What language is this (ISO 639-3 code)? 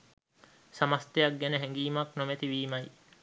sin